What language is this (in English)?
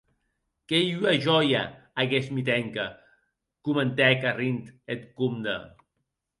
Occitan